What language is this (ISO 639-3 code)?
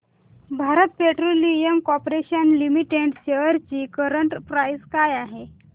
mar